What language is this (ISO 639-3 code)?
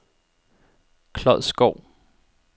dan